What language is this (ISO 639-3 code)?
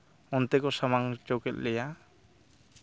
sat